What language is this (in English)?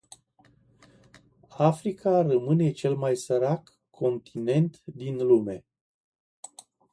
Romanian